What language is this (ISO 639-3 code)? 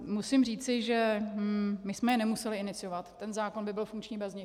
ces